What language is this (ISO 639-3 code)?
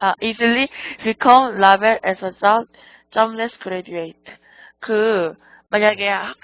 kor